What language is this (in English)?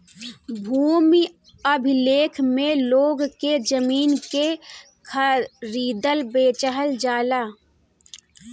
Bhojpuri